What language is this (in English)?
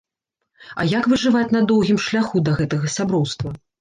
Belarusian